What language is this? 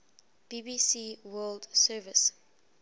English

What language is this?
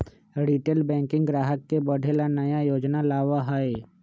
Magahi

